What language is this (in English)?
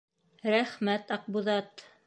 Bashkir